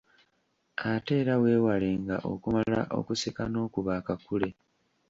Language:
Ganda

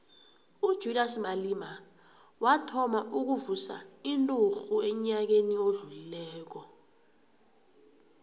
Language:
South Ndebele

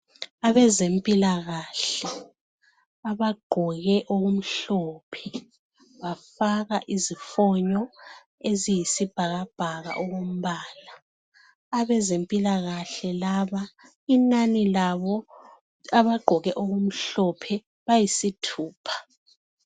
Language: North Ndebele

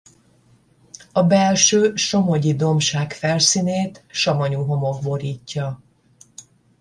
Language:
Hungarian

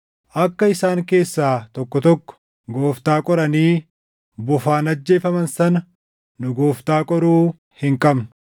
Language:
Oromo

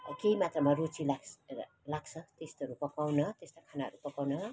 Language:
Nepali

